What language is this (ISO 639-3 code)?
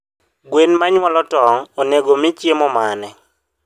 luo